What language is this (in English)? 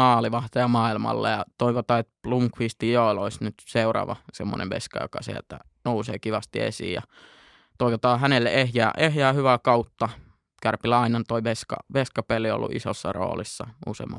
Finnish